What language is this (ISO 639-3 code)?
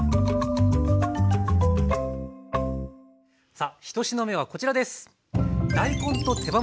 jpn